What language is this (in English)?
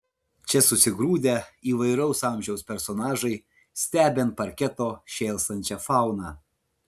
Lithuanian